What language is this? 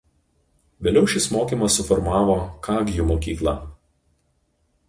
Lithuanian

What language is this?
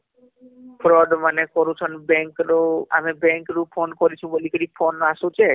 Odia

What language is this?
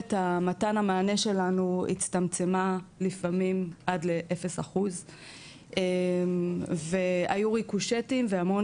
Hebrew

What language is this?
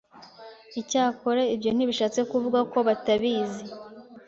Kinyarwanda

